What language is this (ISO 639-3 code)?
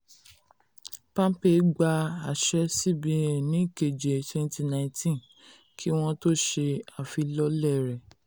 yor